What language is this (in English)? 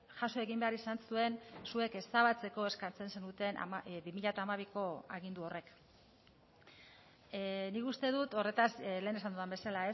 Basque